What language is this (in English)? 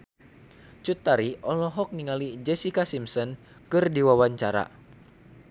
Sundanese